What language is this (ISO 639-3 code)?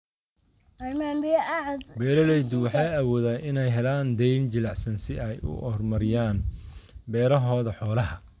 som